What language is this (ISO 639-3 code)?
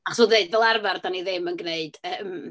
cym